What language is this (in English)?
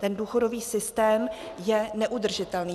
Czech